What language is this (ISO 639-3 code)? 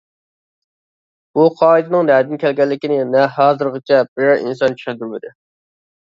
uig